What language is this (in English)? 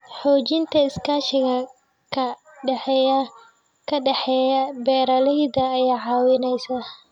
Somali